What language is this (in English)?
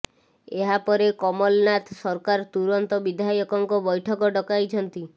Odia